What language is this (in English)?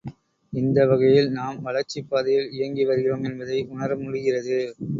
Tamil